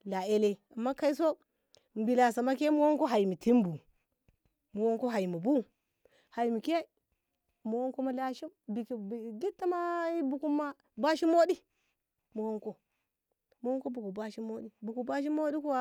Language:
Ngamo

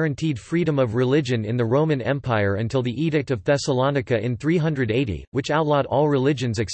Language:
English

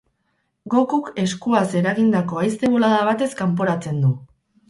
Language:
Basque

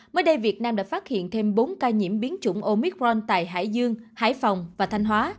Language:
Vietnamese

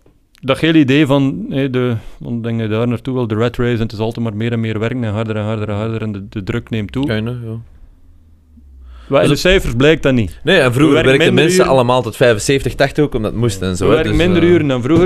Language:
Dutch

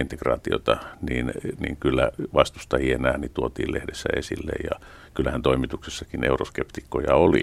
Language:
Finnish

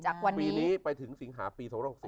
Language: Thai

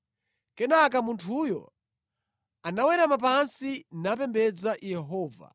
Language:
Nyanja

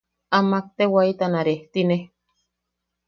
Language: Yaqui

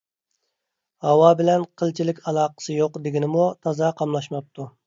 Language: Uyghur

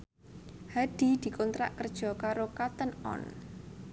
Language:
Javanese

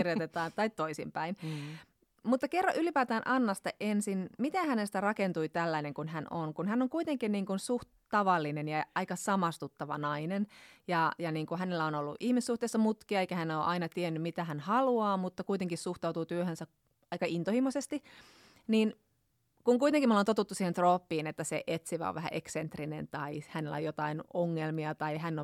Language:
Finnish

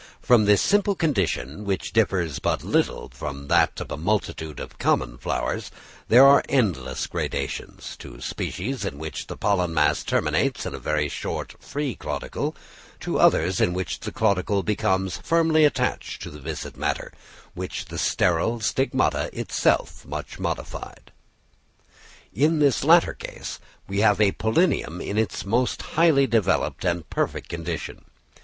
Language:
English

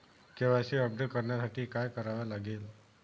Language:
Marathi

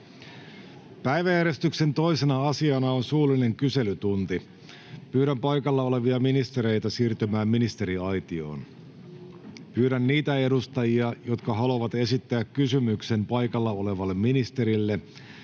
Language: Finnish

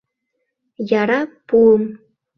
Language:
Mari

